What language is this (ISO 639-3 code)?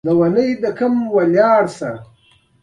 pus